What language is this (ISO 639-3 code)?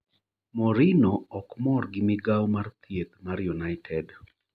luo